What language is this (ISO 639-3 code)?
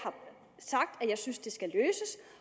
dan